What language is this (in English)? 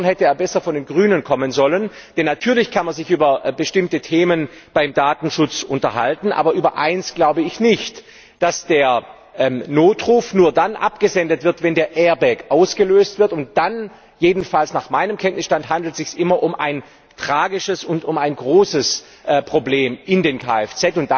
German